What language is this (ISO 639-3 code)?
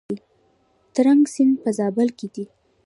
pus